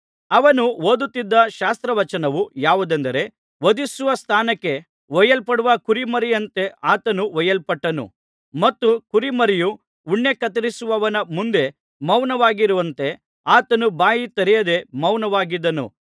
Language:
Kannada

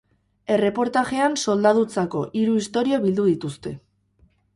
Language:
Basque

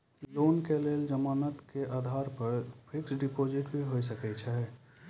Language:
Maithili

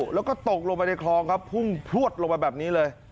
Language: Thai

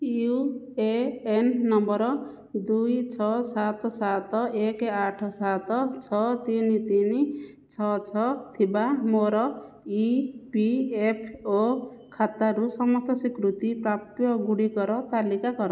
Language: Odia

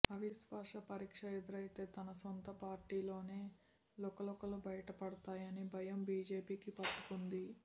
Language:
Telugu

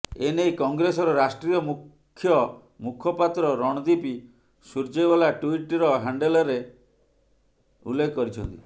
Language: Odia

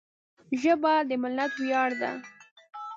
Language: Pashto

